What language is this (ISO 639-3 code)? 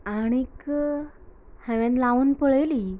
kok